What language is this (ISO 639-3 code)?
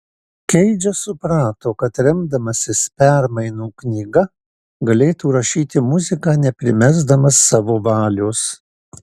lit